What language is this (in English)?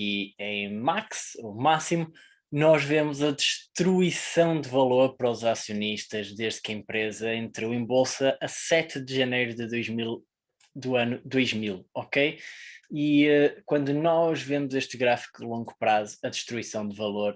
Portuguese